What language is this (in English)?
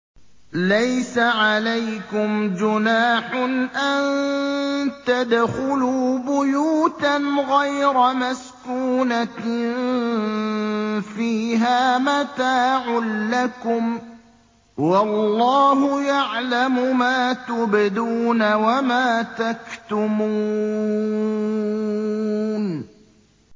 Arabic